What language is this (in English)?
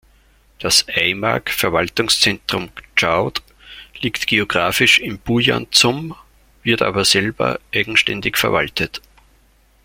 German